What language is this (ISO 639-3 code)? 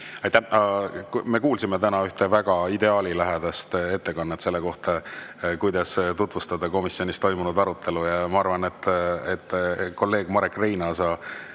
est